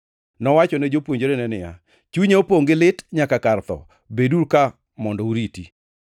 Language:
Luo (Kenya and Tanzania)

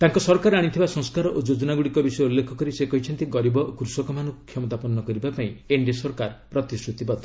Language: Odia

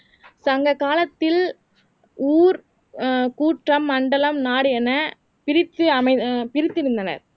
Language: Tamil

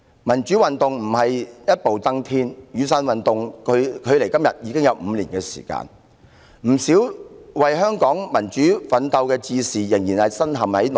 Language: Cantonese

